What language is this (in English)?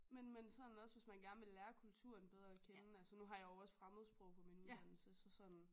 Danish